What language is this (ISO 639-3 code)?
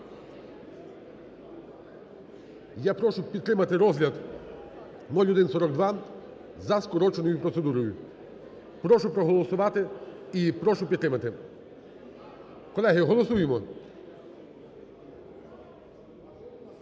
ukr